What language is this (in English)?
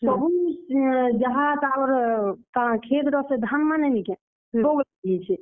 Odia